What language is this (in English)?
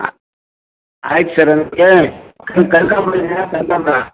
Kannada